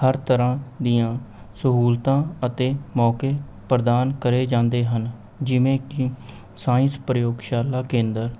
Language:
Punjabi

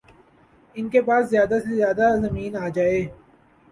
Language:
Urdu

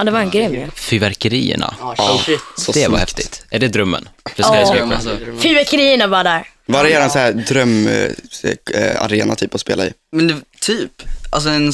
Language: Swedish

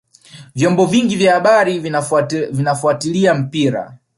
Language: Swahili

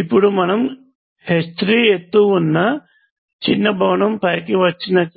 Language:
Telugu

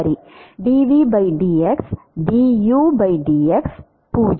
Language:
Tamil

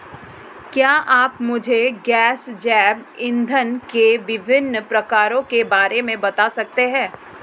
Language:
Hindi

